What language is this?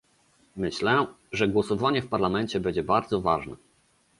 Polish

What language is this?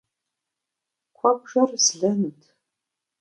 Kabardian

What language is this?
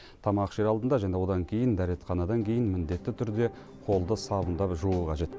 Kazakh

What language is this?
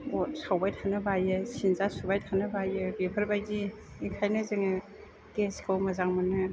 Bodo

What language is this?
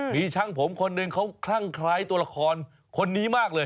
Thai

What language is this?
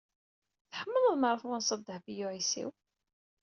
Kabyle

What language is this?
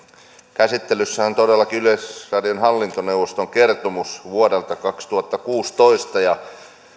Finnish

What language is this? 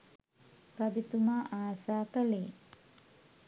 Sinhala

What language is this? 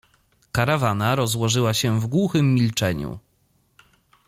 Polish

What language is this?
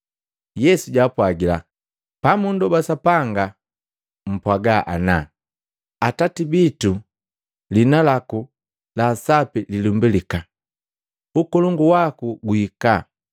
Matengo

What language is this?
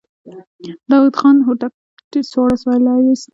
Pashto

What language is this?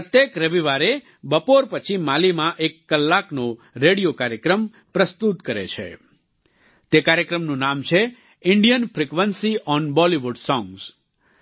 Gujarati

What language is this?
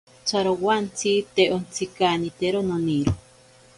Ashéninka Perené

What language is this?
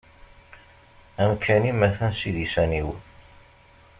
Kabyle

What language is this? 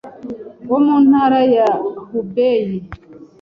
Kinyarwanda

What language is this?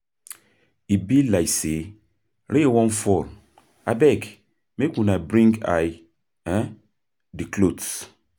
Nigerian Pidgin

